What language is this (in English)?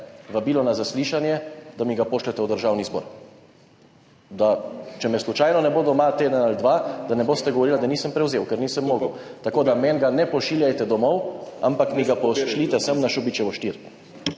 Slovenian